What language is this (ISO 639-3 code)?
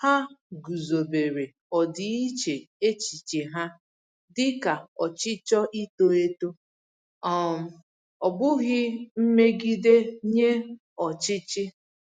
ibo